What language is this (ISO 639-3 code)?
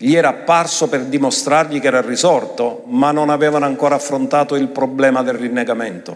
ita